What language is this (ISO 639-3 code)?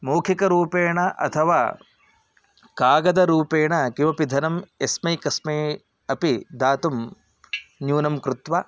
san